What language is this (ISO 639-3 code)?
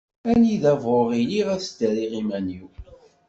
kab